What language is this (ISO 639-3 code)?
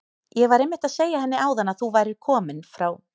isl